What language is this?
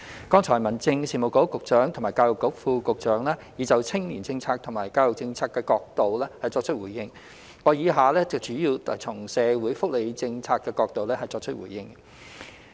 Cantonese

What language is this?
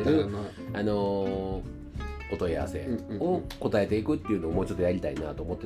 Japanese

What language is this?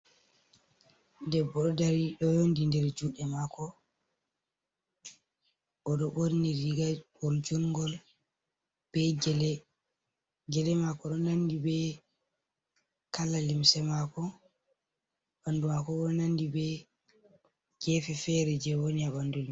Fula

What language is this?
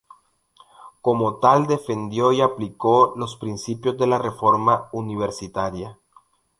Spanish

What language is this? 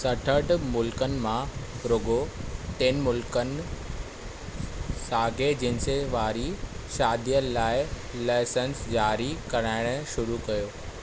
Sindhi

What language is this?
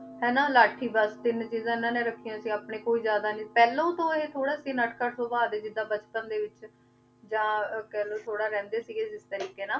Punjabi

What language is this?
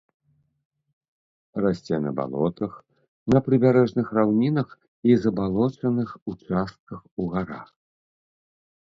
Belarusian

